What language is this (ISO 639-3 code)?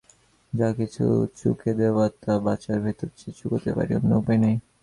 ben